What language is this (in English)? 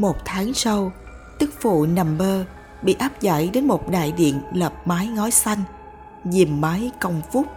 Vietnamese